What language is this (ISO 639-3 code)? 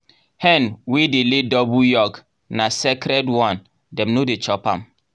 pcm